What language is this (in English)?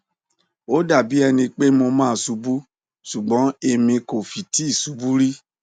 Yoruba